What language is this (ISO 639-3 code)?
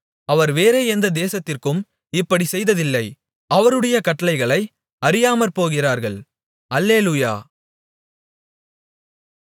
tam